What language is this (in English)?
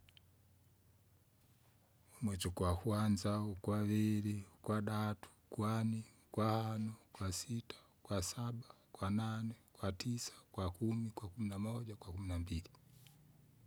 Kinga